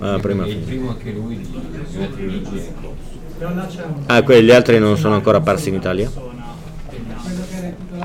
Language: Italian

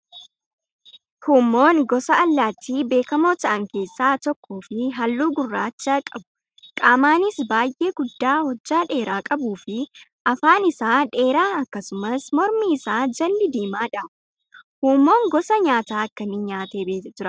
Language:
Oromo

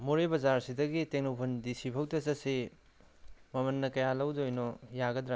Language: Manipuri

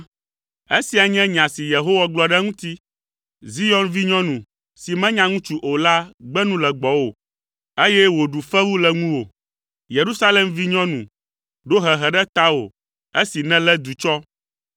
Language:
Ewe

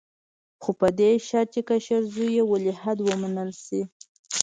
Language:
Pashto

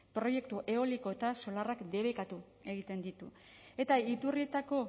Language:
Basque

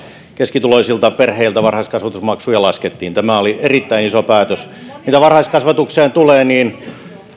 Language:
Finnish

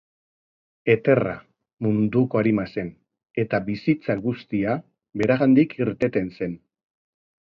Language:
Basque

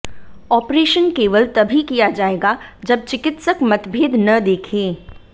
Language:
Hindi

